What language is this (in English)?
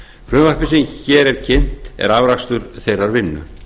Icelandic